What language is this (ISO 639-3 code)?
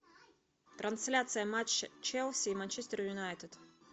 rus